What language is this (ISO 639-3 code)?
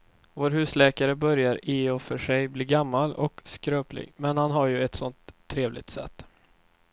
swe